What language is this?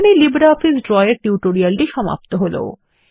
Bangla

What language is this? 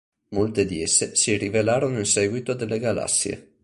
Italian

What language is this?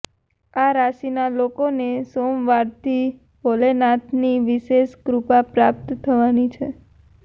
Gujarati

